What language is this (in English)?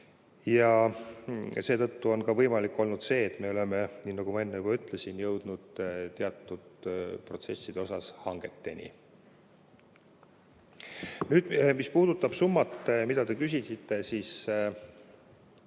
Estonian